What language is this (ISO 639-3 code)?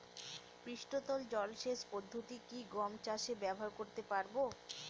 ben